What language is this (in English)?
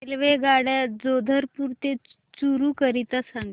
Marathi